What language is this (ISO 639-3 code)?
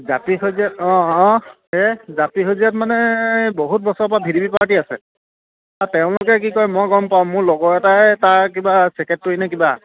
asm